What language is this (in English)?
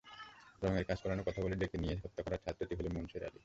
Bangla